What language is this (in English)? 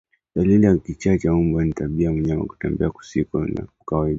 Swahili